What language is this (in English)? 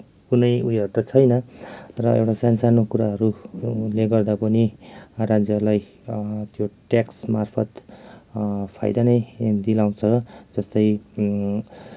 Nepali